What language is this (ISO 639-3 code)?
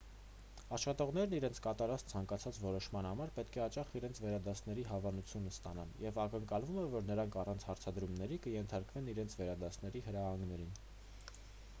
hye